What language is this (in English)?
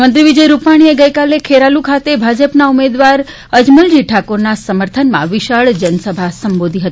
Gujarati